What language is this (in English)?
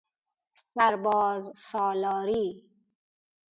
Persian